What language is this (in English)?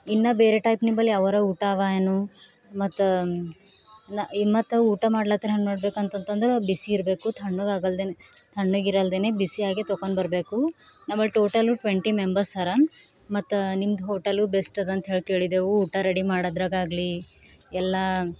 Kannada